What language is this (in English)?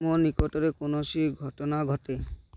Odia